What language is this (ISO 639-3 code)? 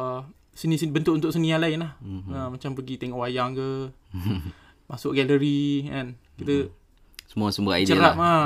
msa